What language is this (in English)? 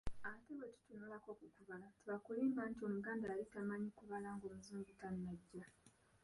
Ganda